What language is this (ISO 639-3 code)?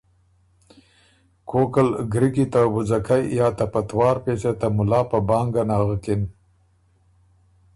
oru